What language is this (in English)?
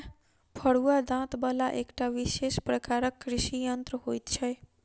Maithili